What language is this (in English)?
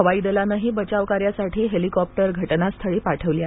Marathi